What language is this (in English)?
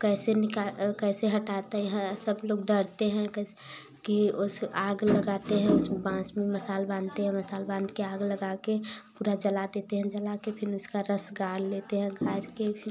Hindi